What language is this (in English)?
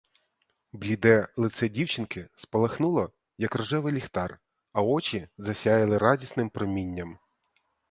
Ukrainian